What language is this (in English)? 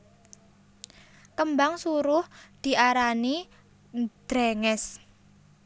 Javanese